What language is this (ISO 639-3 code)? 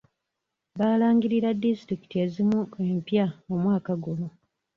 lug